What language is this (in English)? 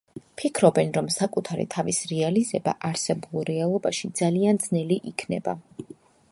Georgian